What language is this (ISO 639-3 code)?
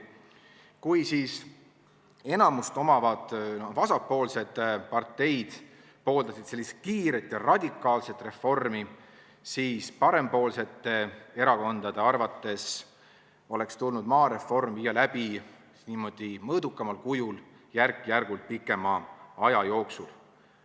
est